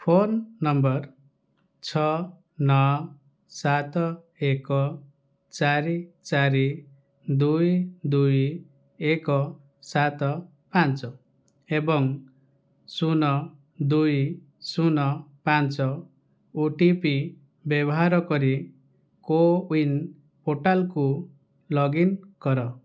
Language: Odia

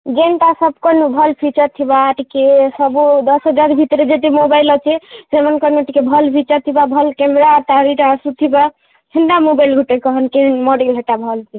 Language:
Odia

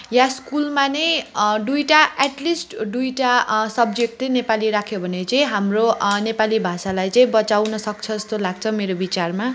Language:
Nepali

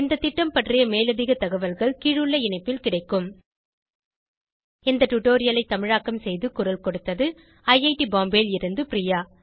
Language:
Tamil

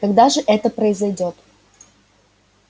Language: Russian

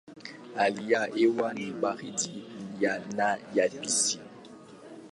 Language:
Swahili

